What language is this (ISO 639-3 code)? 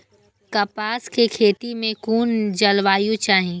mai